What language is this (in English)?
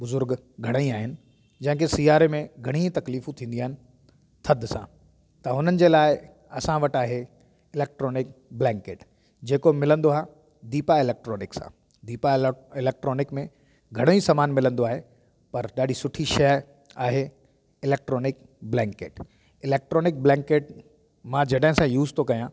Sindhi